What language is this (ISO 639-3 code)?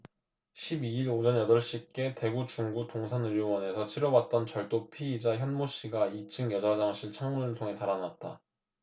kor